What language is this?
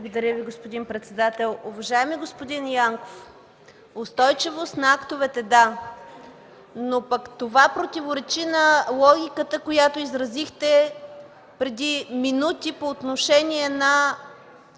Bulgarian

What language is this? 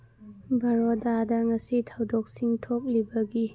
Manipuri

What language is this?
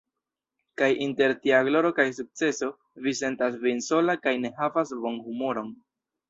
Esperanto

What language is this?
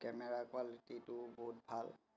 Assamese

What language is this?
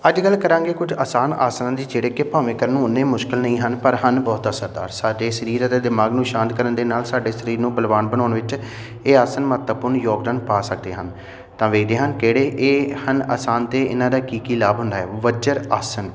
Punjabi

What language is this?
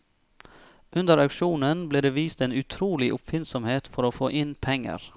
Norwegian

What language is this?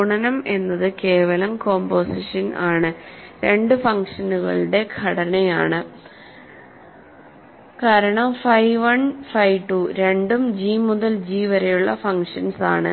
Malayalam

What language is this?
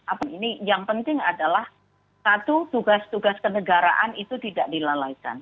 Indonesian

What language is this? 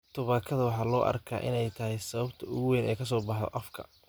Somali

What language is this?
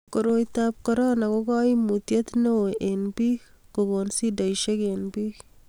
Kalenjin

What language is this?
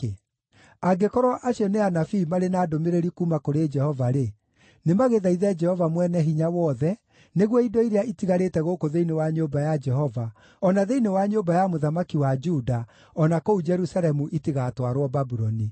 Kikuyu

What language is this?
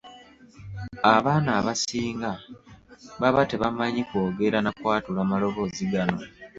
Ganda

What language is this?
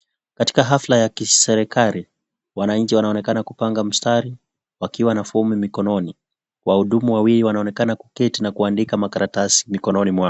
Swahili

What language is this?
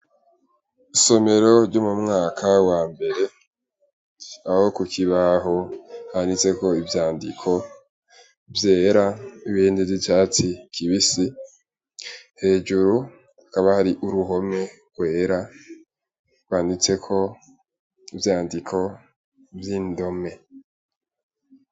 Rundi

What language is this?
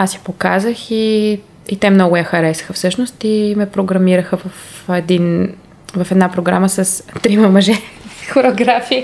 Bulgarian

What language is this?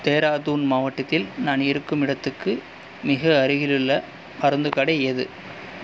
Tamil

